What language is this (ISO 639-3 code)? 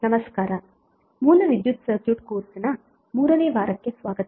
kan